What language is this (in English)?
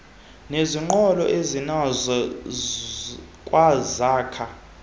Xhosa